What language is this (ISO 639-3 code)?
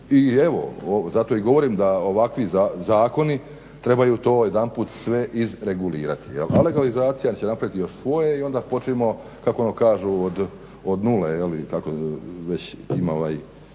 hrv